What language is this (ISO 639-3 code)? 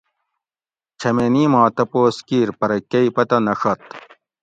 gwc